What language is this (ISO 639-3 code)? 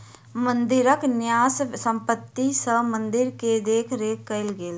mai